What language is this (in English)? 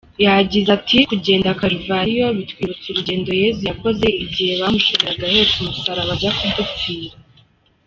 Kinyarwanda